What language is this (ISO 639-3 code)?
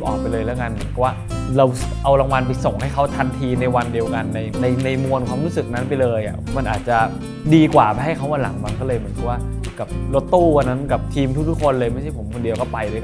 tha